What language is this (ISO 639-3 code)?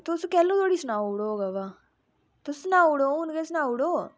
doi